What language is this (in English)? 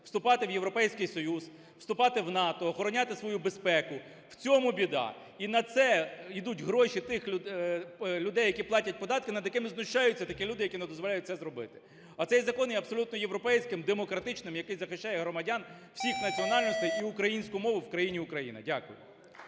Ukrainian